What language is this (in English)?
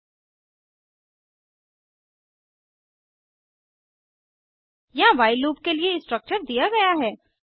Hindi